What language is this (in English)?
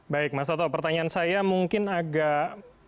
Indonesian